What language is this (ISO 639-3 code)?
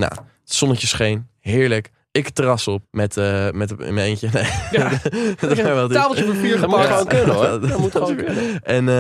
nld